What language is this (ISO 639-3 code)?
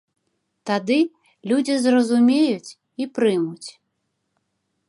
bel